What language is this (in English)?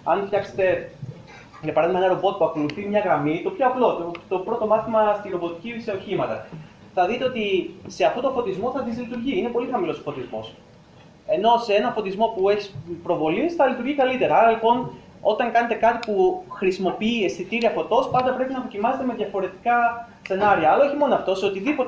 Greek